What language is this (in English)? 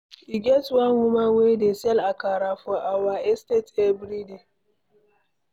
Nigerian Pidgin